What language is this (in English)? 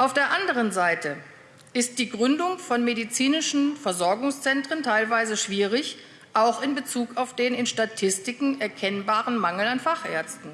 German